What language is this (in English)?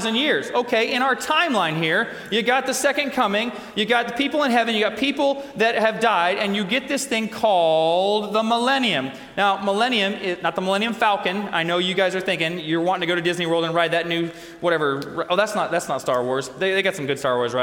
English